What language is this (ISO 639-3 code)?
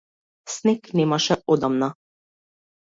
mkd